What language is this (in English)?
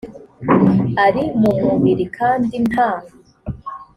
Kinyarwanda